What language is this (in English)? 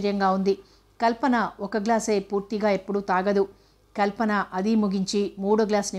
Telugu